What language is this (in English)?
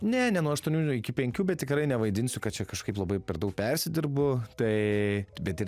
Lithuanian